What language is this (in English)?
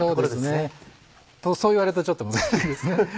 Japanese